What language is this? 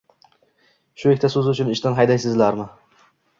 Uzbek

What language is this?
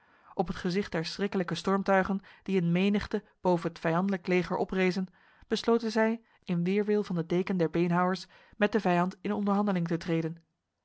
Dutch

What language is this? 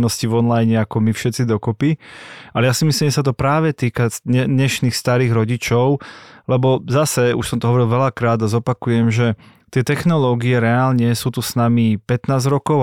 Slovak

